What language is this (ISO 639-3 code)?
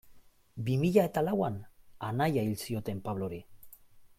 eus